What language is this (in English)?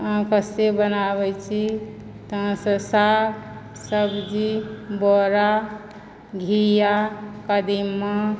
Maithili